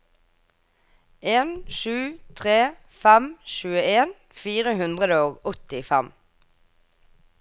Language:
Norwegian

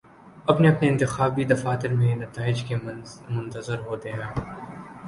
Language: Urdu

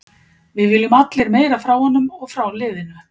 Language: Icelandic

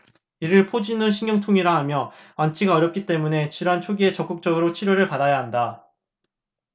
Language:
Korean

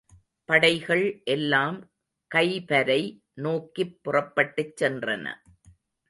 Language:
Tamil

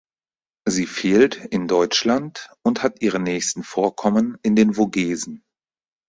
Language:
German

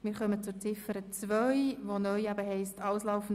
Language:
Swiss German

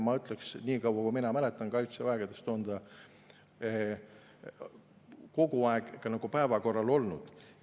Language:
Estonian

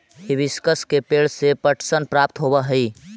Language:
Magahi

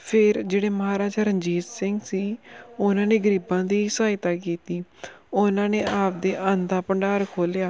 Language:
Punjabi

